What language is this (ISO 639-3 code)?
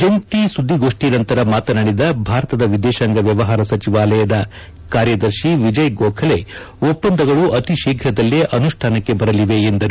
kan